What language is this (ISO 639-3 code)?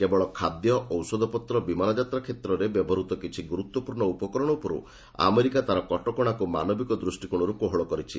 ori